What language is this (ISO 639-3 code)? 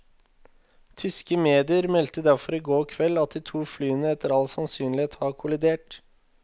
nor